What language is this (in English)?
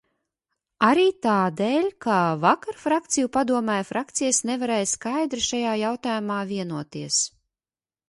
Latvian